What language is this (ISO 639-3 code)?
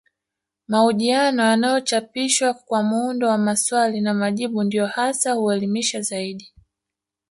swa